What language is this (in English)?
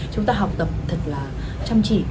Vietnamese